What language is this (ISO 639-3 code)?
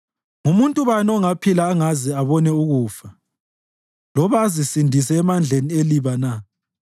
nde